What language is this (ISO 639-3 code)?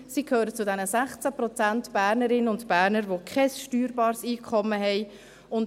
gsw